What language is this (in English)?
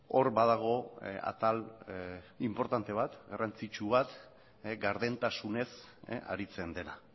Basque